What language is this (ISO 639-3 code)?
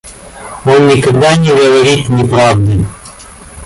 rus